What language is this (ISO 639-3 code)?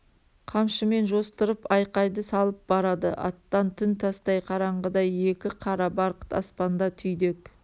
kaz